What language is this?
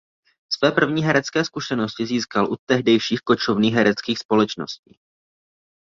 Czech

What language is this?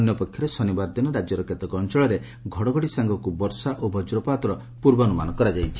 Odia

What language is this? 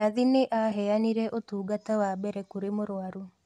Kikuyu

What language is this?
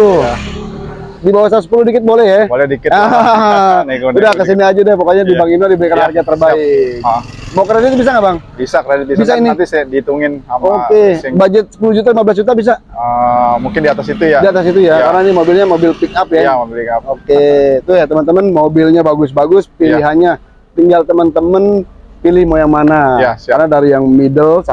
Indonesian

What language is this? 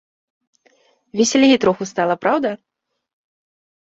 Belarusian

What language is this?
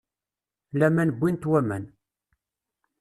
Kabyle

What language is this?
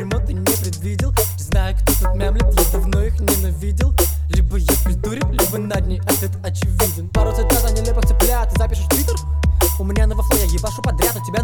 Russian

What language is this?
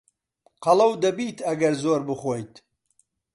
Central Kurdish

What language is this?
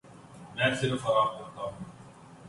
Urdu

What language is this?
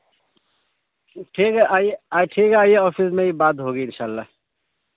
Urdu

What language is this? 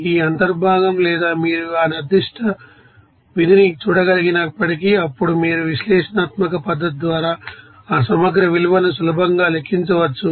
Telugu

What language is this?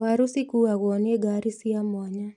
Kikuyu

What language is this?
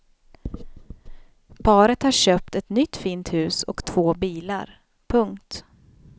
Swedish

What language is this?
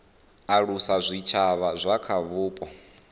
Venda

